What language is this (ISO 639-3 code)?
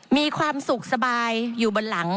tha